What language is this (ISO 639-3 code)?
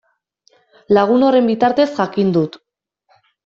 eus